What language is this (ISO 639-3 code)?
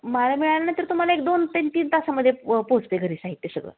mar